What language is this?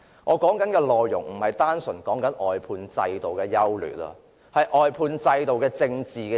Cantonese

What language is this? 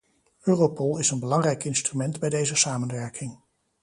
Dutch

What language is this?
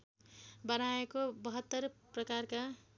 Nepali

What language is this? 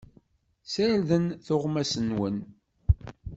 Kabyle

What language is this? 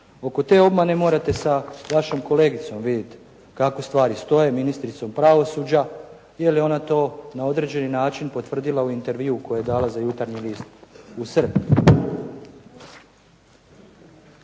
Croatian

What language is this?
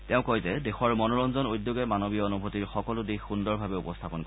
Assamese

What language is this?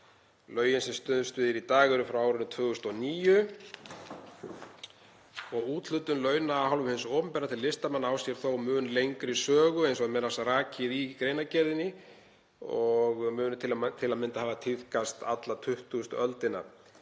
Icelandic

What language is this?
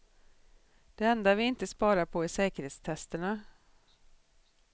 Swedish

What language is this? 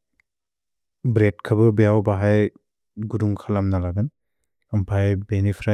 Bodo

